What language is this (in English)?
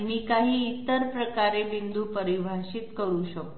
Marathi